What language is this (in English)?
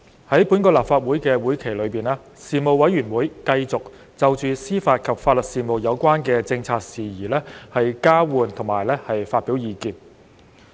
Cantonese